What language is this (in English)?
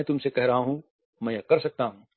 Hindi